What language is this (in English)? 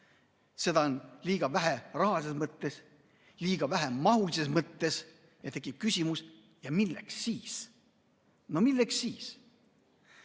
Estonian